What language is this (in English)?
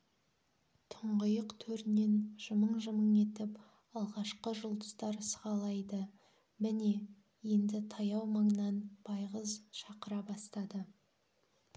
Kazakh